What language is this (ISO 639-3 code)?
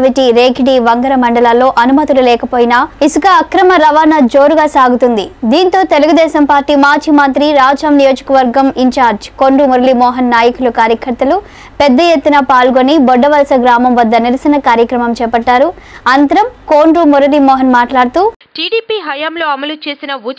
ara